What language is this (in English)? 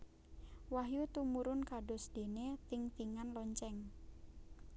Javanese